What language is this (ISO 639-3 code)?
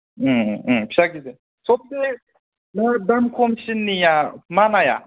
brx